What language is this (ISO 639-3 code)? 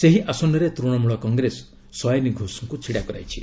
ori